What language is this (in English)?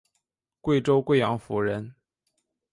Chinese